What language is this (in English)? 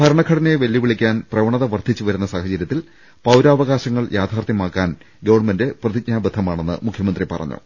Malayalam